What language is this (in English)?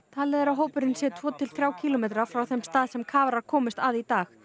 Icelandic